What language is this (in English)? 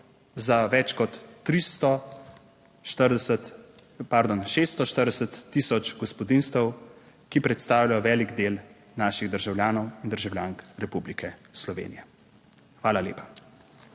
Slovenian